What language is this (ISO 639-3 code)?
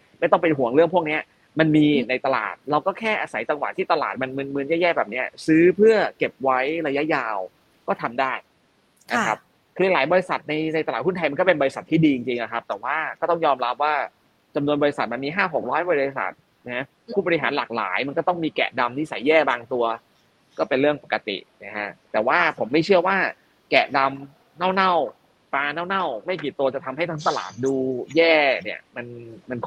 tha